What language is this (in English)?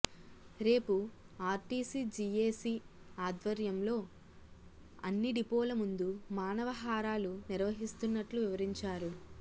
Telugu